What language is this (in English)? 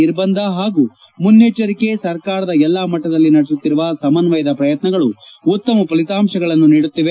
Kannada